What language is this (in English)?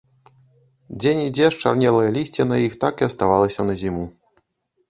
Belarusian